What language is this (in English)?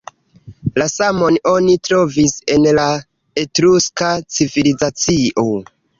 Esperanto